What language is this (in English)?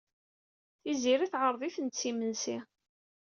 Kabyle